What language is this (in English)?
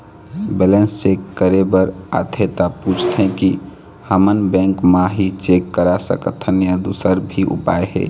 Chhattisgarhi